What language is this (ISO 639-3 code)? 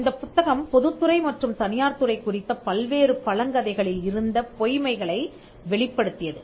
tam